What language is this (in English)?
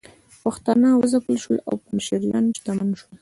Pashto